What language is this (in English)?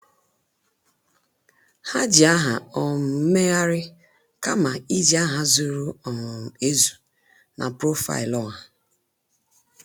Igbo